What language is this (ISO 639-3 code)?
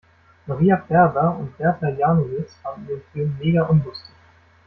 deu